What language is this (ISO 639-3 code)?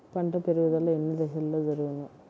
tel